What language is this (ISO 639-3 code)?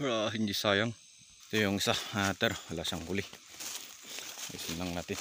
fil